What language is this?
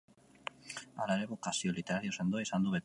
Basque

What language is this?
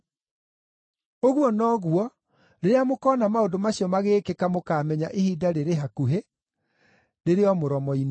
Kikuyu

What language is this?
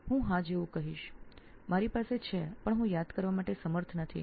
Gujarati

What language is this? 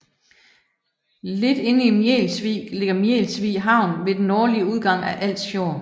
Danish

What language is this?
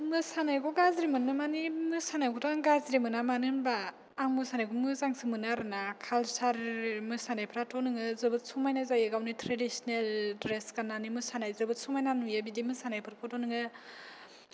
Bodo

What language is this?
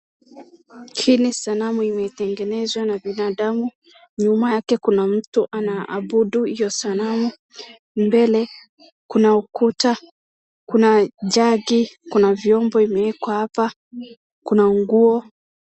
Swahili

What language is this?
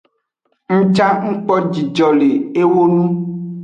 Aja (Benin)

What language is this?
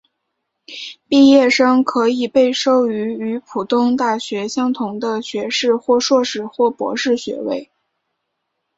Chinese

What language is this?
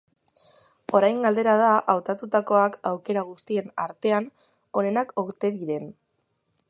Basque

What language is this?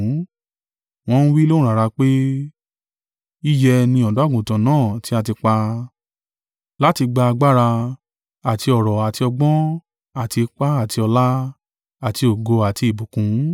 Yoruba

